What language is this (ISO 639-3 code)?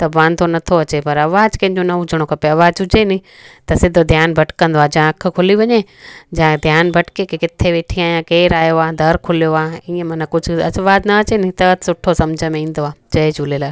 snd